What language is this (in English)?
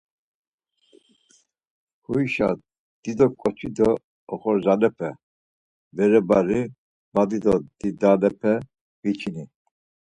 Laz